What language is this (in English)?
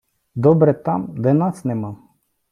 Ukrainian